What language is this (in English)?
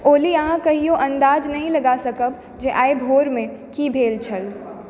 Maithili